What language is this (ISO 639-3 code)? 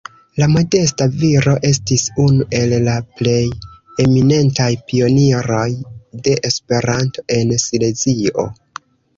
epo